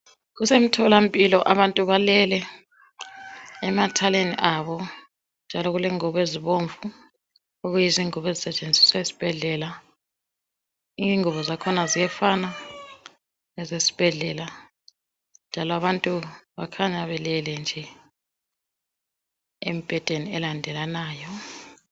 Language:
North Ndebele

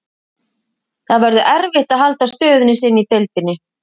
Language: Icelandic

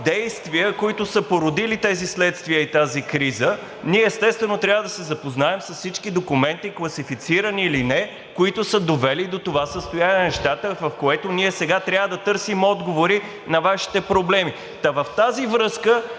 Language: Bulgarian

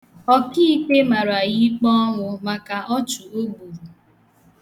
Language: Igbo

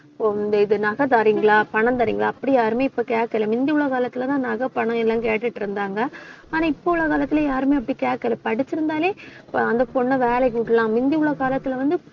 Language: Tamil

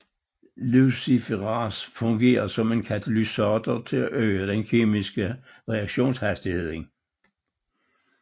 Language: Danish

